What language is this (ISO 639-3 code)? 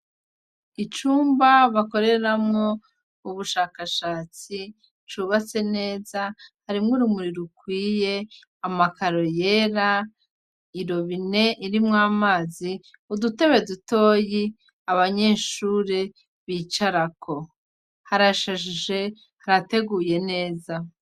run